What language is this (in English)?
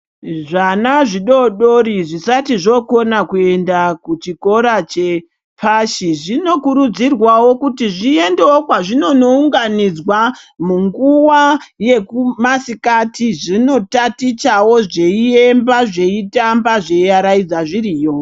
Ndau